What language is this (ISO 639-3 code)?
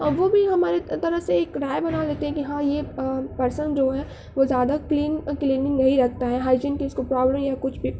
urd